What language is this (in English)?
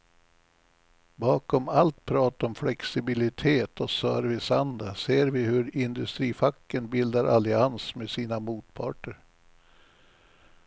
Swedish